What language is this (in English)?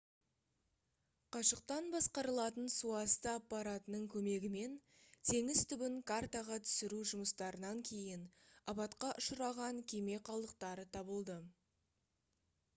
Kazakh